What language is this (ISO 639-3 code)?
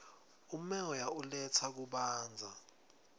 ssw